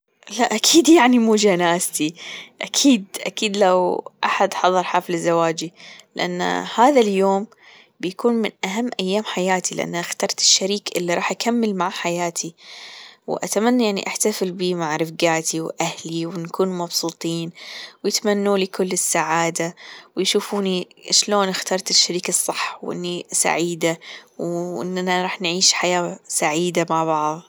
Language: Gulf Arabic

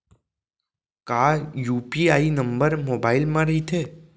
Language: Chhattisgarhi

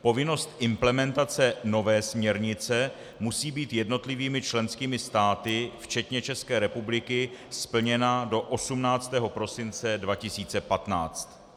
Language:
Czech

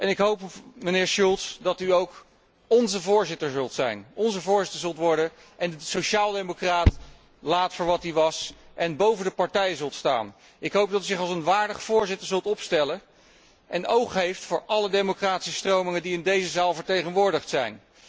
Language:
Dutch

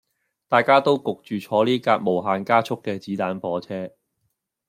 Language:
Cantonese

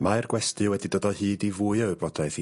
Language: Welsh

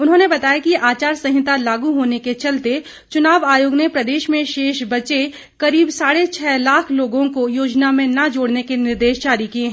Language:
Hindi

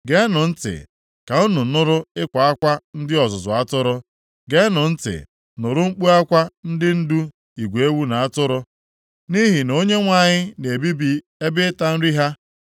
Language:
Igbo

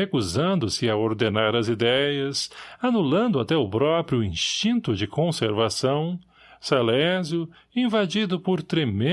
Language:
Portuguese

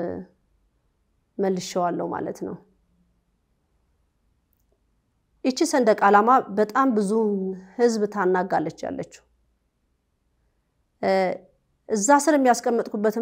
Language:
Arabic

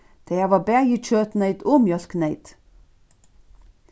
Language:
Faroese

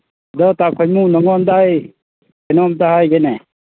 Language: Manipuri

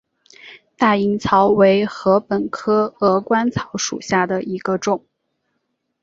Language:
Chinese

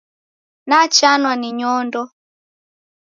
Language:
Taita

